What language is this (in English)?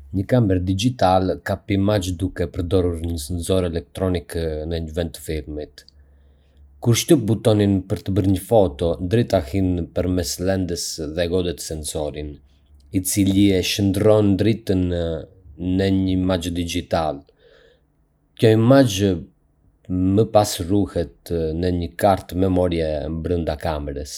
Arbëreshë Albanian